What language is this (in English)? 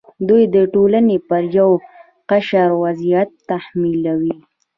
Pashto